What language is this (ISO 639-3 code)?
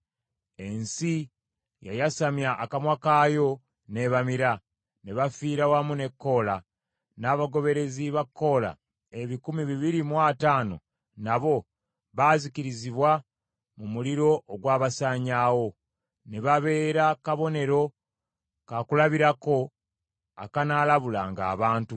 lug